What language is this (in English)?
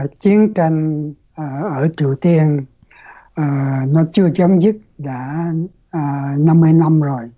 Vietnamese